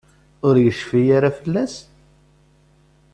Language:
Kabyle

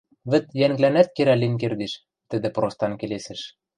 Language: Western Mari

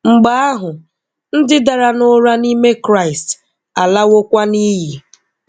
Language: Igbo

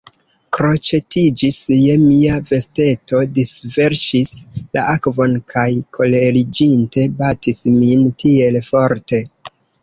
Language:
Esperanto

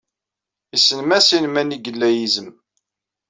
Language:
Kabyle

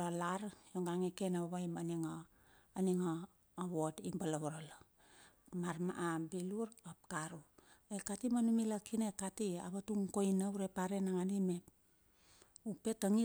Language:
Bilur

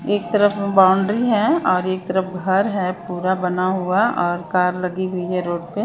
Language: Hindi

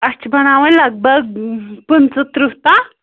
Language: Kashmiri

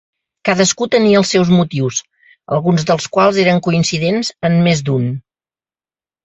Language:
Catalan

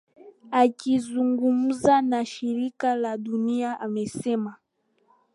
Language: Swahili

